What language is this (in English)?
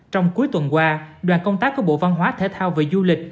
Vietnamese